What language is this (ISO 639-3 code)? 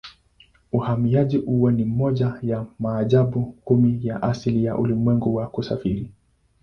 swa